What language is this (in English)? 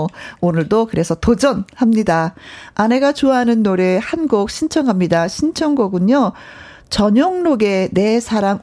Korean